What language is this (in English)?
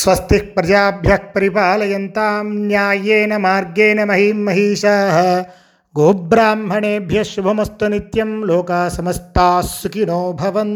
Telugu